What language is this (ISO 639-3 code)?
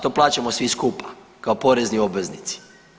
hrv